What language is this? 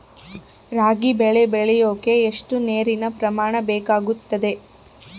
Kannada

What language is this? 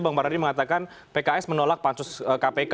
Indonesian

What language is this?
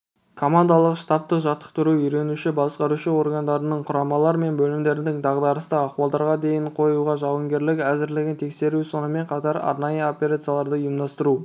Kazakh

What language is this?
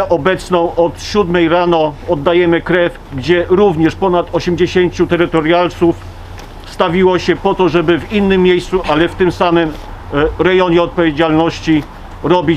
Polish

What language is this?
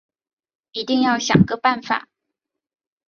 Chinese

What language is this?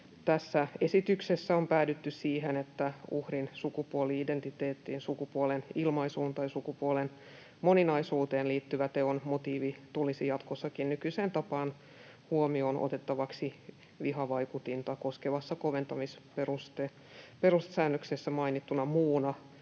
Finnish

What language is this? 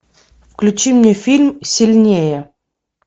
Russian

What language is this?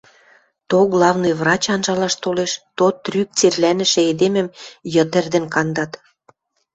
Western Mari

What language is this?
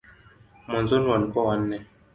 Swahili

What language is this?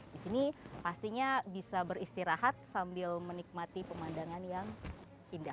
Indonesian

